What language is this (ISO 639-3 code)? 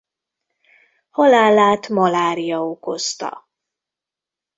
hun